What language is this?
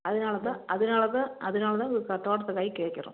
Tamil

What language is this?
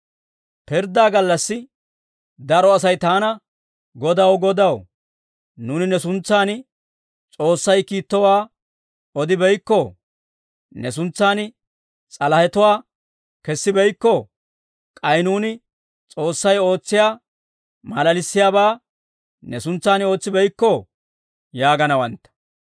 Dawro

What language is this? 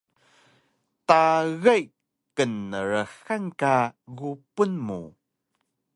Taroko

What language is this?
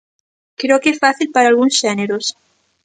Galician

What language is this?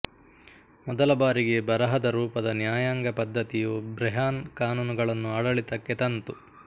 Kannada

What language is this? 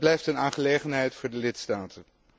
Dutch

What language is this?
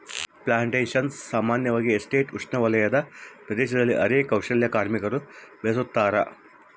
Kannada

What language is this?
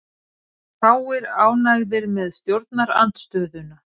Icelandic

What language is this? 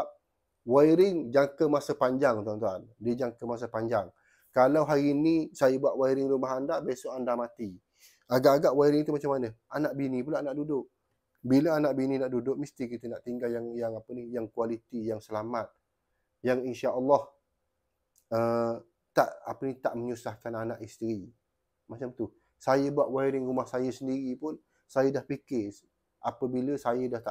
Malay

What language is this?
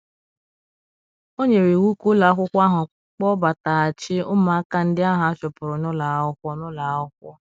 Igbo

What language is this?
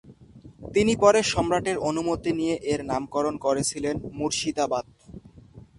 Bangla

